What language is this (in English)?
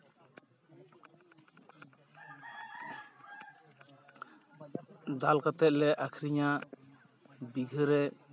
Santali